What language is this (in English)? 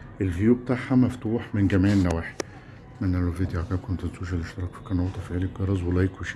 Arabic